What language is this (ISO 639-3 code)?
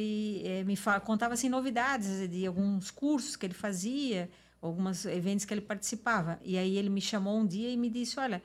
por